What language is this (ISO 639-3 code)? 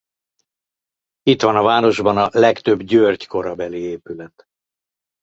hun